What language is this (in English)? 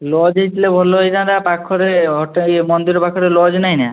Odia